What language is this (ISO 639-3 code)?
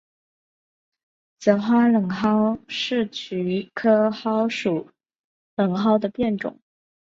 zho